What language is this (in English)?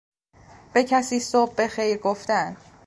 Persian